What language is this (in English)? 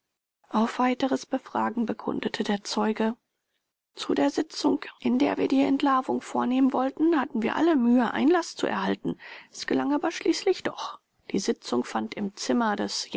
German